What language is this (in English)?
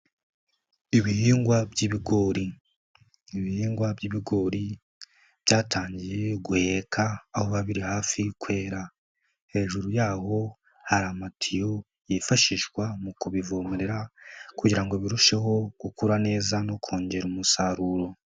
Kinyarwanda